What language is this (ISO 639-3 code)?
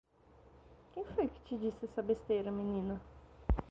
por